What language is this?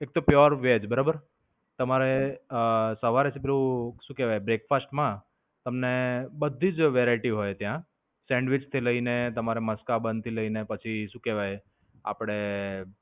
Gujarati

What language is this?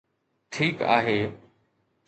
Sindhi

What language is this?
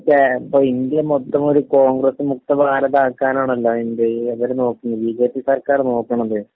Malayalam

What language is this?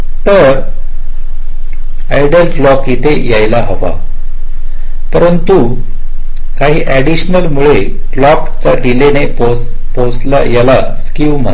Marathi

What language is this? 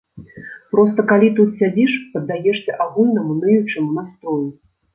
Belarusian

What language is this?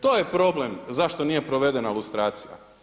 Croatian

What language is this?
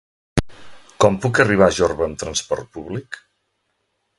Catalan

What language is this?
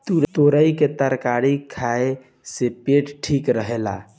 Bhojpuri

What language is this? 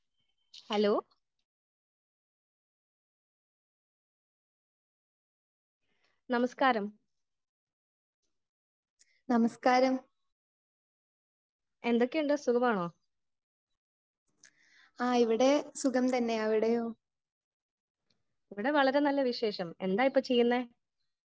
Malayalam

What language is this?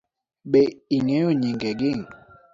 Luo (Kenya and Tanzania)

